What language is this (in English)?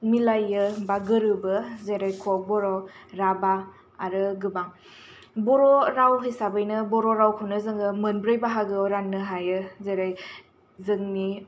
Bodo